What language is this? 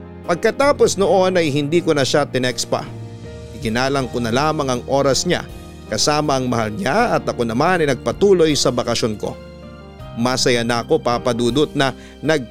Filipino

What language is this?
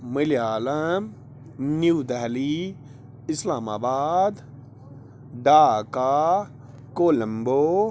Kashmiri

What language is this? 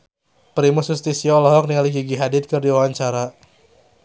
Sundanese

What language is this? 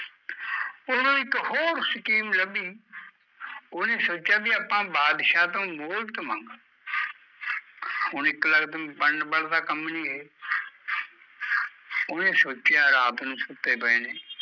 Punjabi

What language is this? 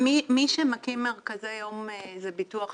Hebrew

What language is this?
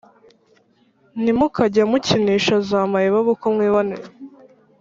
Kinyarwanda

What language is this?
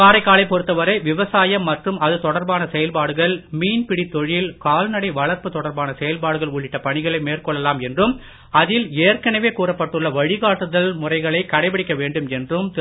Tamil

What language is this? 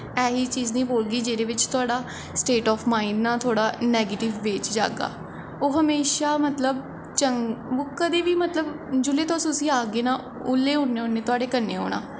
Dogri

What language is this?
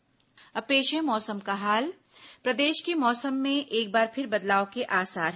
Hindi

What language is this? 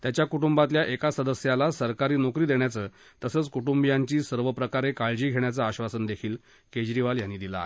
Marathi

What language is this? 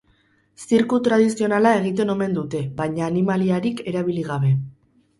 Basque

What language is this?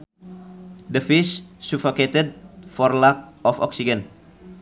Sundanese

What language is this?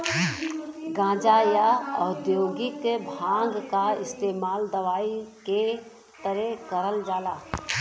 Bhojpuri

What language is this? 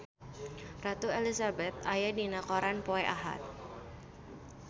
Sundanese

